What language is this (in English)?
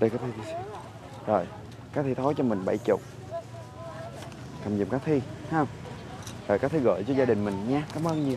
Vietnamese